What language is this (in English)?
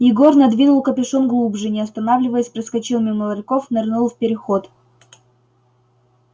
Russian